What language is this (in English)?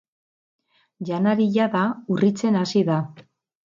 Basque